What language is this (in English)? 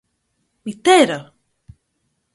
Greek